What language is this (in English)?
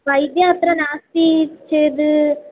Sanskrit